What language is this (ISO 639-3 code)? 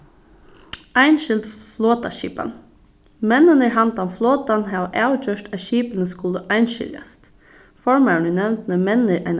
fao